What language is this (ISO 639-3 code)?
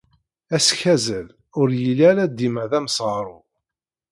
kab